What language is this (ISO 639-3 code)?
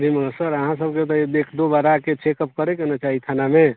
mai